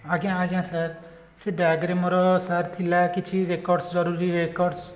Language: Odia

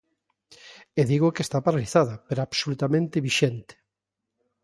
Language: Galician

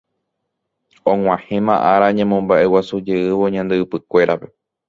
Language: Guarani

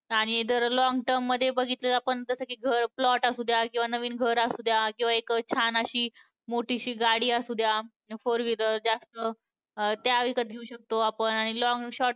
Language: Marathi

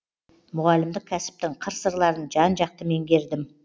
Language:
Kazakh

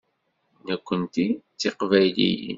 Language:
Kabyle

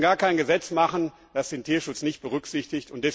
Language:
German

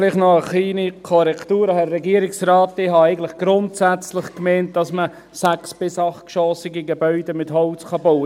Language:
Swiss German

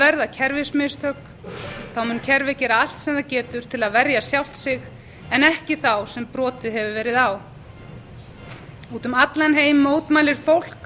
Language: Icelandic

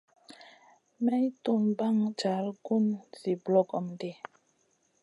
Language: Masana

